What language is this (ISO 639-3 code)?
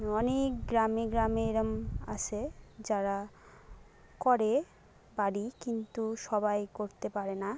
ben